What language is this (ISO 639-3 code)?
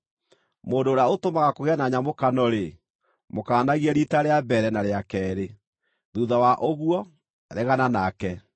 kik